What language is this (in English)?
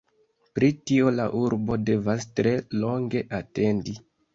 Esperanto